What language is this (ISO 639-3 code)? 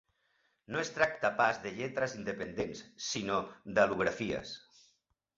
cat